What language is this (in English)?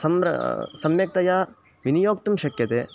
Sanskrit